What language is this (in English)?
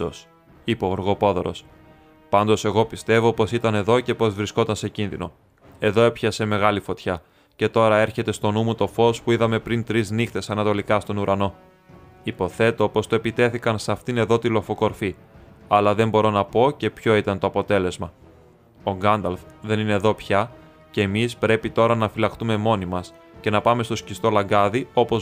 Greek